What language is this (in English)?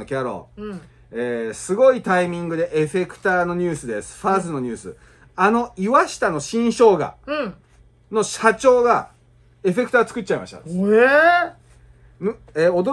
Japanese